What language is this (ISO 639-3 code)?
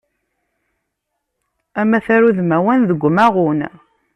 kab